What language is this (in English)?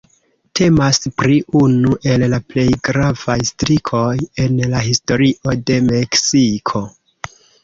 Esperanto